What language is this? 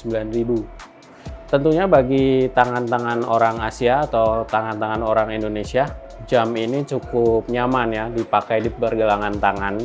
Indonesian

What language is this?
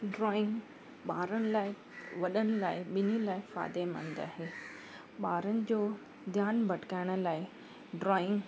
Sindhi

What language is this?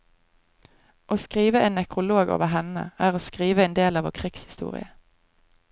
Norwegian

